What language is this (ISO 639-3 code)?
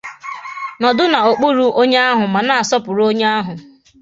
ibo